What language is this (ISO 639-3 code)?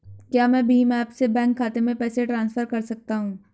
hin